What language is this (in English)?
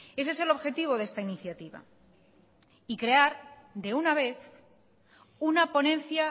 Spanish